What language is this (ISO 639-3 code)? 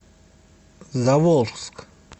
rus